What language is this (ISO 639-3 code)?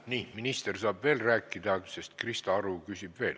est